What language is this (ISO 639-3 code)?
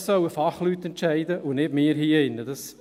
gsw